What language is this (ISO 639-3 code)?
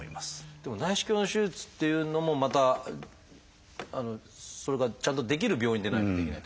jpn